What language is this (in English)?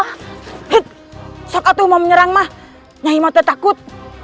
Indonesian